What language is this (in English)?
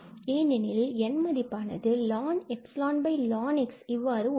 Tamil